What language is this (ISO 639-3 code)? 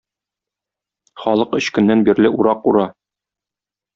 tat